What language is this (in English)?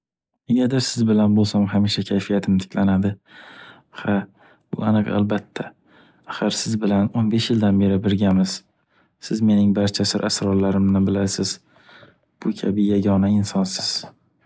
Uzbek